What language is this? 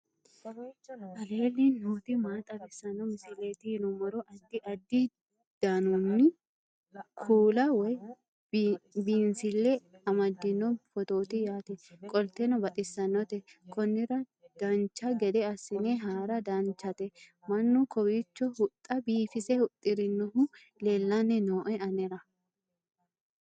Sidamo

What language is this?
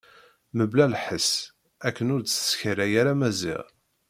Kabyle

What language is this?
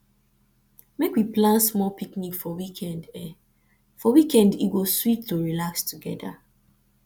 Nigerian Pidgin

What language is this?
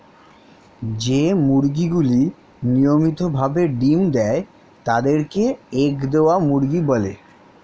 Bangla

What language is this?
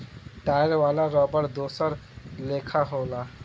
Bhojpuri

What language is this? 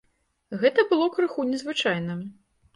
Belarusian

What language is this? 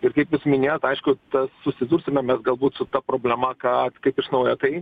Lithuanian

